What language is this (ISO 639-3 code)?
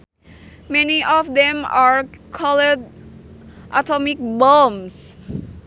sun